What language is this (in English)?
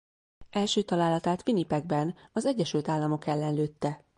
Hungarian